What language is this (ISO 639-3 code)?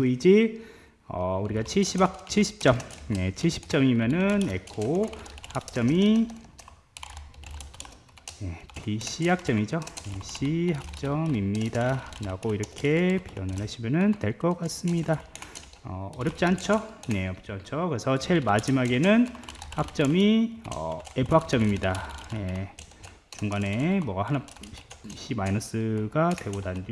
kor